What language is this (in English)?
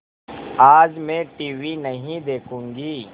Hindi